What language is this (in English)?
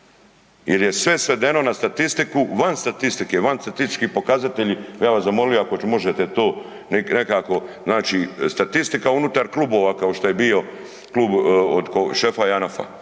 Croatian